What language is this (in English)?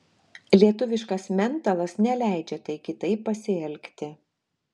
Lithuanian